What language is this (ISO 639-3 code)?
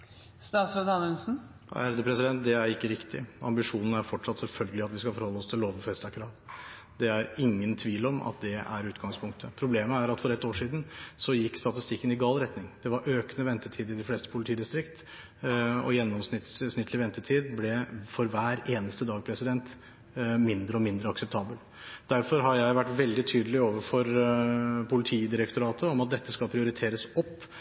nor